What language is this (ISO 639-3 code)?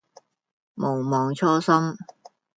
yue